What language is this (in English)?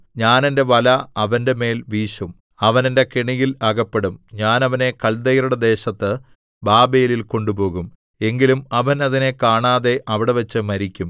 Malayalam